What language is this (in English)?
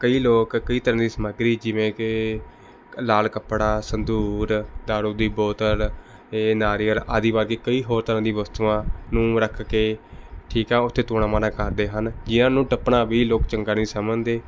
Punjabi